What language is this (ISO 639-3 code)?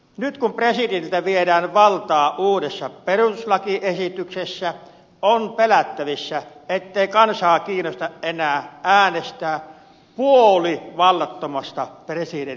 fin